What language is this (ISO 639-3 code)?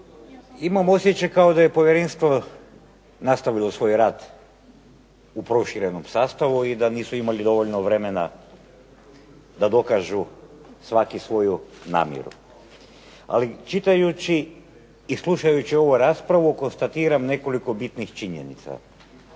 hrv